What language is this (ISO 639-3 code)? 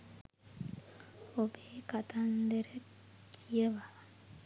sin